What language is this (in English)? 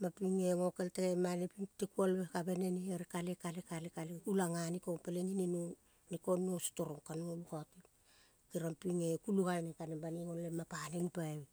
Kol (Papua New Guinea)